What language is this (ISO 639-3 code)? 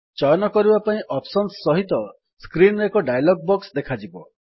ori